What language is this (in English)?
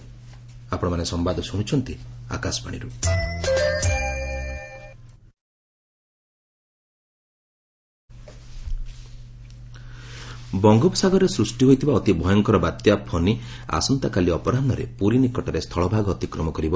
Odia